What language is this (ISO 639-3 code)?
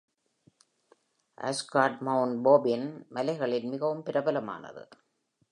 tam